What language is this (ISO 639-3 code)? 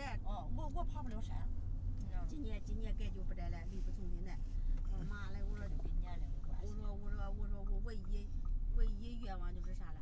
zho